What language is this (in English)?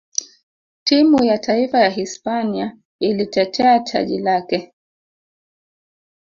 Swahili